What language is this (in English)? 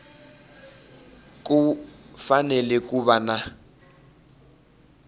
Tsonga